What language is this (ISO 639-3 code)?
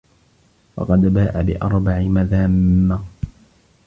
ara